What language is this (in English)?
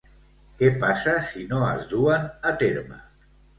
Catalan